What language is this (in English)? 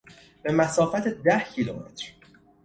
Persian